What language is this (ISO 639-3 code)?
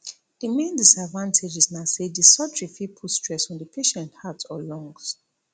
pcm